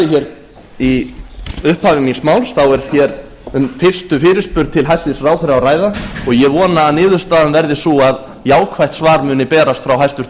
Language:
Icelandic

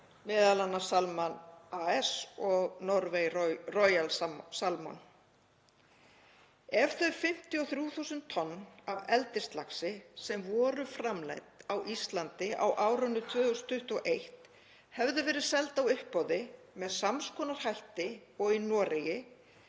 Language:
Icelandic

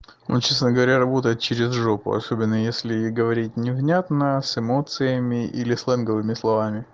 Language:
Russian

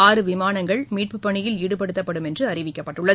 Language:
Tamil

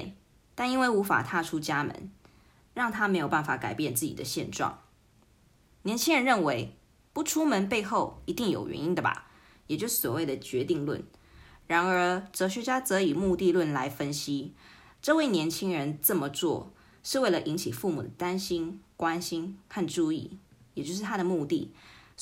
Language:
Chinese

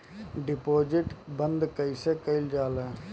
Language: Bhojpuri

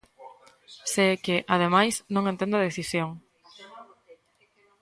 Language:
Galician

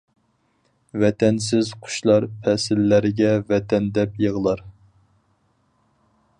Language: Uyghur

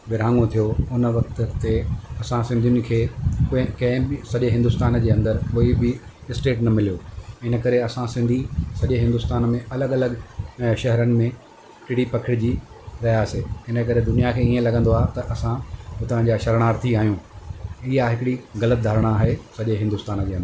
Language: Sindhi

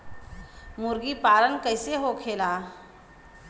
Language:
Bhojpuri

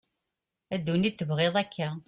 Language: Kabyle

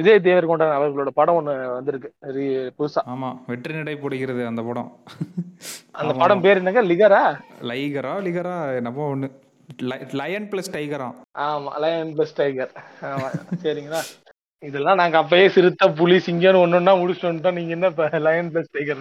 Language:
Tamil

